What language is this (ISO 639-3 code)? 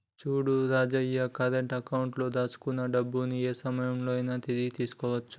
tel